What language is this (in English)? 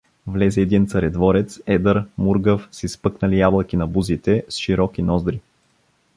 Bulgarian